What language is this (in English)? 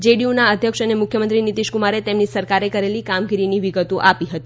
Gujarati